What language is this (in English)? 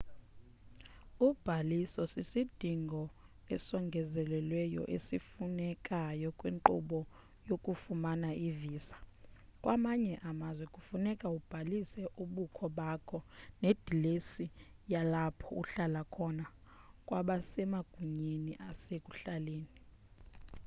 Xhosa